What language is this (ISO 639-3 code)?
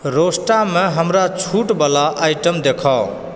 mai